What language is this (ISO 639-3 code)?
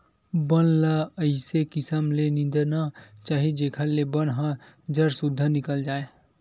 hne